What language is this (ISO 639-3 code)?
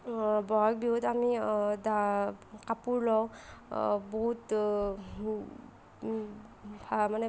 asm